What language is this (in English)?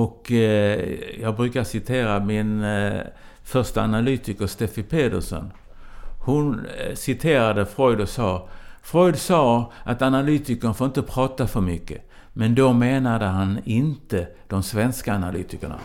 Swedish